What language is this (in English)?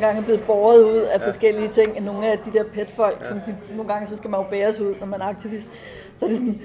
Danish